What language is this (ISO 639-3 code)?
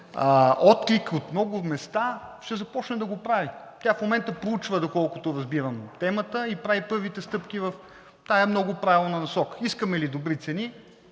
bul